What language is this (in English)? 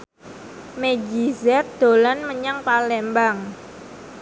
Javanese